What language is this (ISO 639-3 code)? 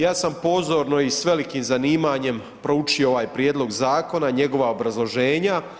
hrv